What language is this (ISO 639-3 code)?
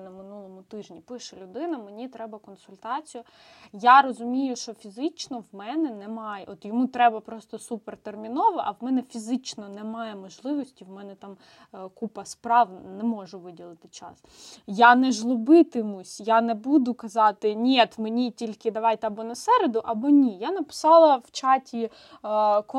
ukr